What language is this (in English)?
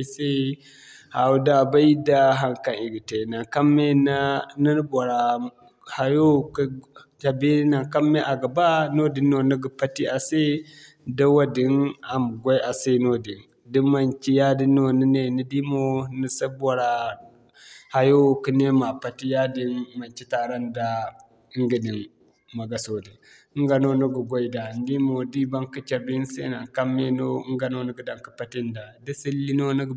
Zarma